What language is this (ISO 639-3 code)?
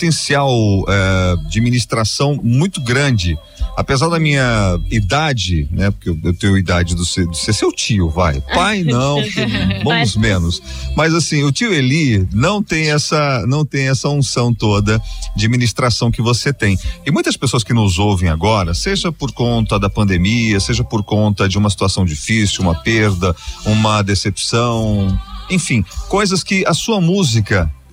por